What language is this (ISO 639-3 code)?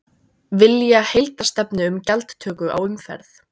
isl